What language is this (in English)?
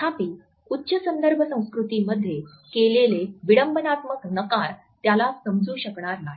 Marathi